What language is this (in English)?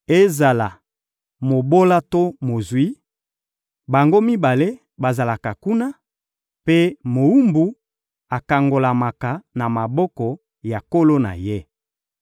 Lingala